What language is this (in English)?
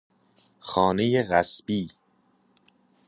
Persian